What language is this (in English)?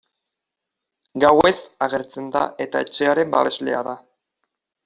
Basque